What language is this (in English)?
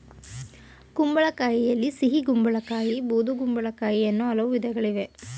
Kannada